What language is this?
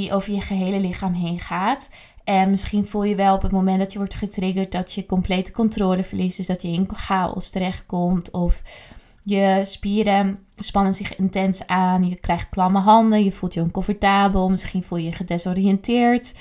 Dutch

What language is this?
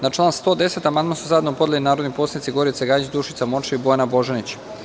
Serbian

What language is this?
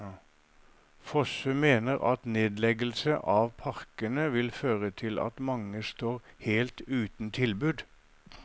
Norwegian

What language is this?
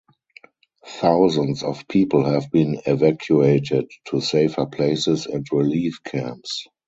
English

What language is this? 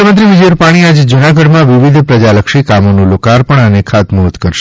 Gujarati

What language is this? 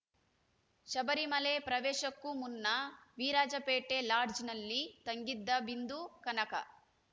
Kannada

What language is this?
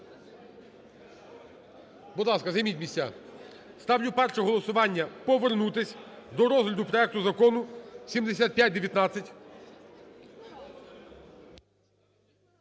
Ukrainian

